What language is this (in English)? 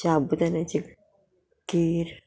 Konkani